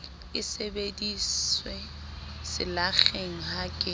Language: Southern Sotho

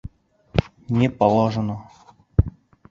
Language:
Bashkir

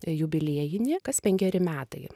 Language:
Lithuanian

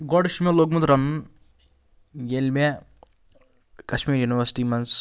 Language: Kashmiri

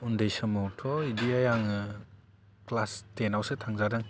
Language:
Bodo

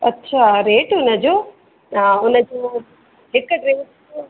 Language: Sindhi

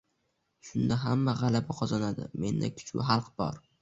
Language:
Uzbek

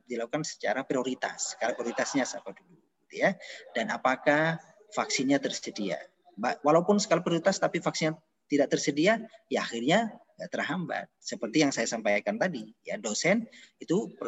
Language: Indonesian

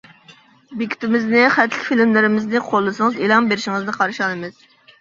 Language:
Uyghur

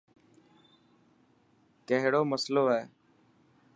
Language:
Dhatki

